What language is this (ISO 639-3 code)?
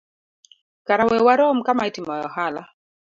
luo